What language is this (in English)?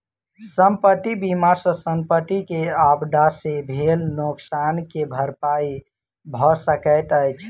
Maithili